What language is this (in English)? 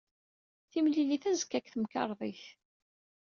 Kabyle